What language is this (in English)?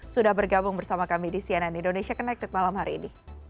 Indonesian